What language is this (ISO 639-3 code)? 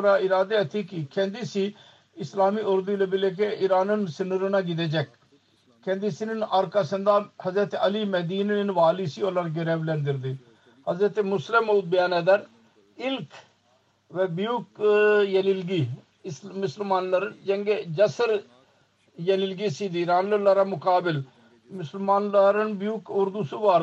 tur